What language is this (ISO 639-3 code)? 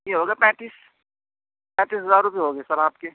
urd